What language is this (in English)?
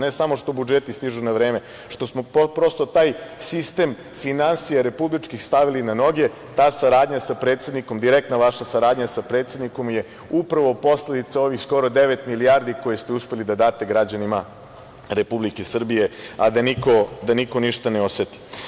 Serbian